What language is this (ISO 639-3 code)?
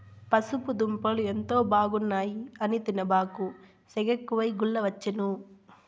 tel